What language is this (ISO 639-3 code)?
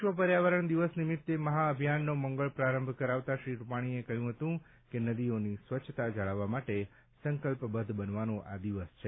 guj